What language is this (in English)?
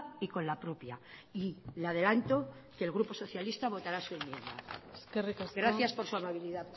Spanish